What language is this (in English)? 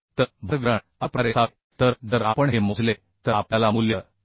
Marathi